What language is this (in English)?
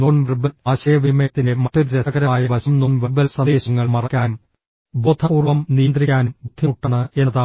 Malayalam